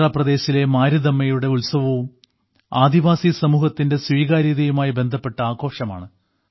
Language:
Malayalam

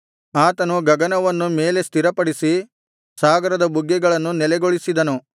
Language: Kannada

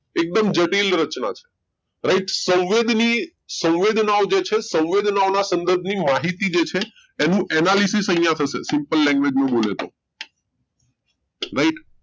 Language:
Gujarati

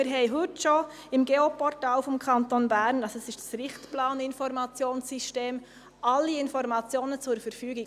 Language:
Swiss German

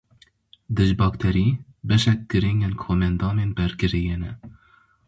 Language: Kurdish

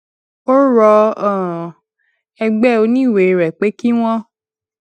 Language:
Yoruba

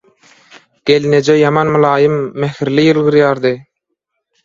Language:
Turkmen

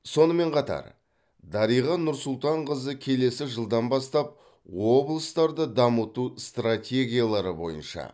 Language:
Kazakh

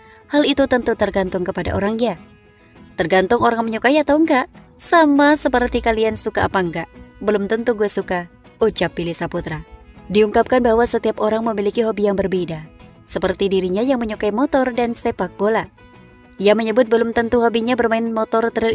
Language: Indonesian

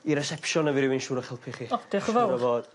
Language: Welsh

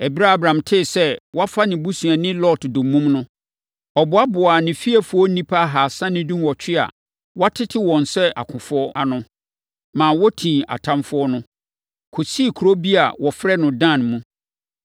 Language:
Akan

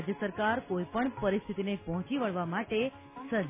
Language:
Gujarati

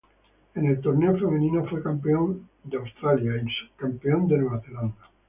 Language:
Spanish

